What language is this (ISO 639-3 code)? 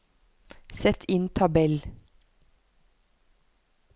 nor